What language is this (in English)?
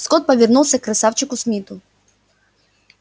Russian